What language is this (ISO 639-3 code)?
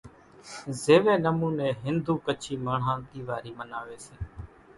gjk